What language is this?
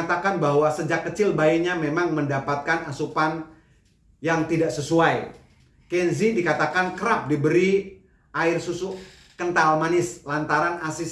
Indonesian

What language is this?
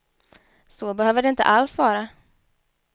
Swedish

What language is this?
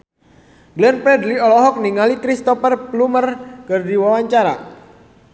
Sundanese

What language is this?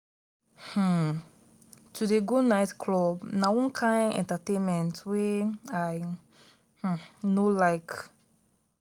Nigerian Pidgin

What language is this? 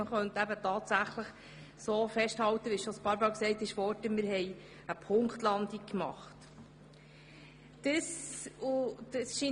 Swiss German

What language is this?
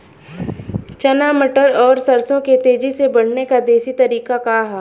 Bhojpuri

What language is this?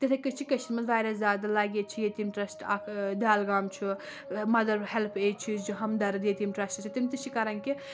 Kashmiri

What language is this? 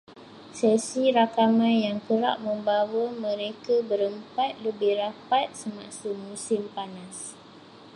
Malay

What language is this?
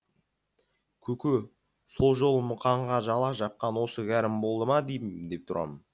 Kazakh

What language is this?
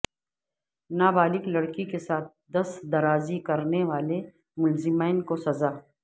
Urdu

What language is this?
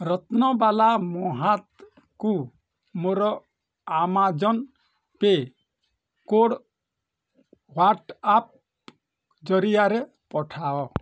Odia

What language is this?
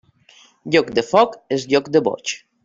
Catalan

